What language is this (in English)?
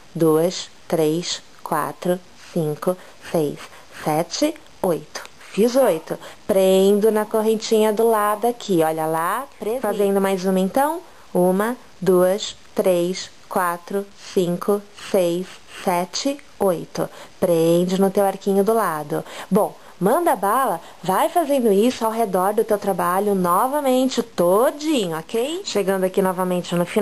Portuguese